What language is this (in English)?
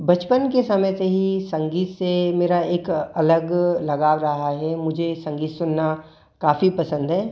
Hindi